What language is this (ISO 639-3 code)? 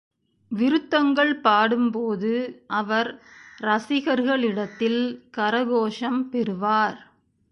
tam